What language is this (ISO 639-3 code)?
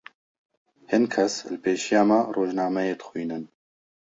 kur